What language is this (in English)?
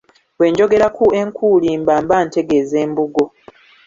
Ganda